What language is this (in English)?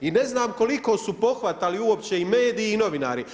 Croatian